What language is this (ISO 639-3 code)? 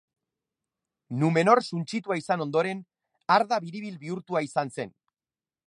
eus